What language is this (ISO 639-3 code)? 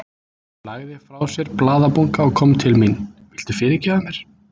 isl